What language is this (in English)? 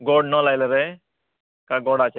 Konkani